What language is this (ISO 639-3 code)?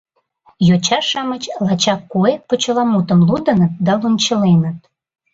chm